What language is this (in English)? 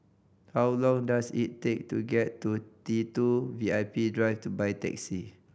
English